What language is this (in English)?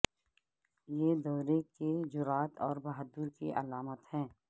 Urdu